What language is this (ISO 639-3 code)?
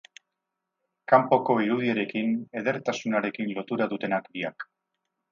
eus